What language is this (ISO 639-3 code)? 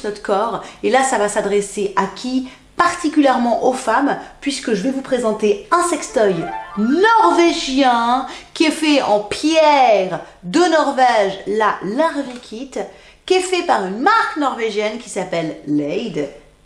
fra